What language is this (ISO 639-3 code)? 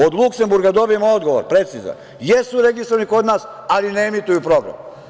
srp